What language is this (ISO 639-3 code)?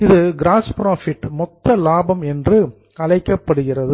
tam